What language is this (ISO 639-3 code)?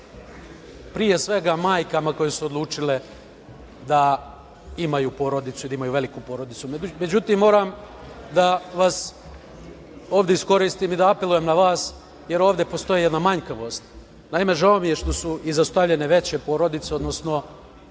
srp